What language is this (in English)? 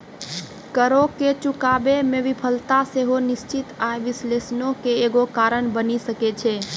Maithili